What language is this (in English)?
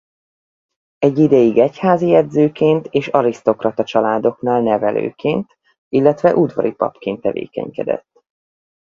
Hungarian